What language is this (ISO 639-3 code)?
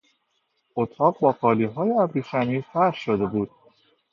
fas